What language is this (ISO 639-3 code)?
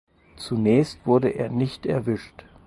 deu